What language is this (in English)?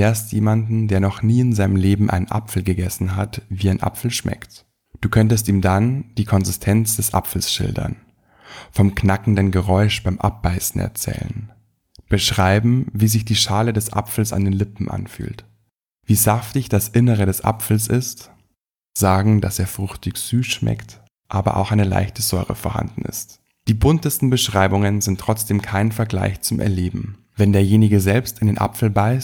German